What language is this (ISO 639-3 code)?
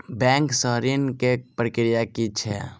mai